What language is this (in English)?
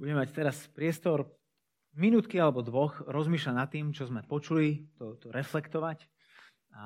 Slovak